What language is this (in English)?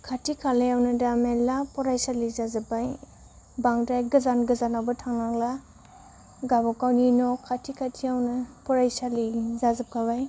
Bodo